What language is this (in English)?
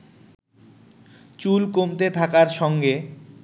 Bangla